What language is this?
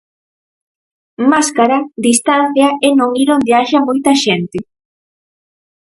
Galician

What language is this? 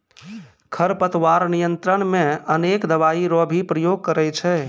Maithili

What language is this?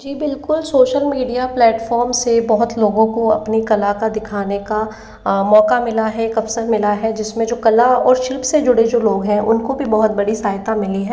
Hindi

